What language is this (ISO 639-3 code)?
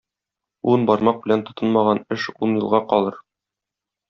tat